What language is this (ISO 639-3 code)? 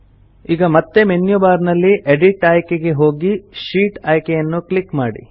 kan